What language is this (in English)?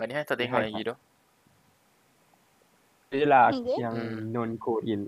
Malay